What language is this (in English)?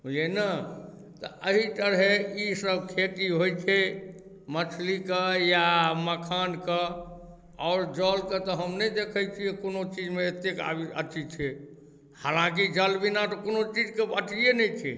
Maithili